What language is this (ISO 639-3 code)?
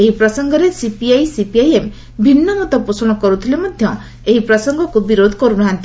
ori